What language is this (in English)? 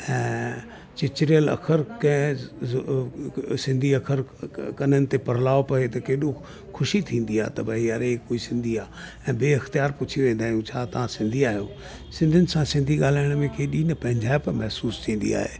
Sindhi